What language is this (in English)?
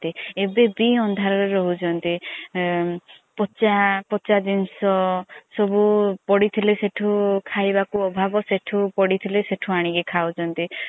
Odia